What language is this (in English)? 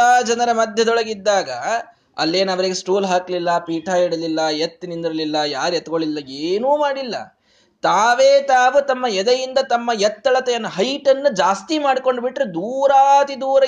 Kannada